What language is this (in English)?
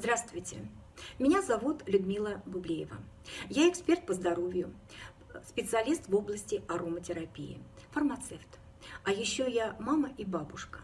Russian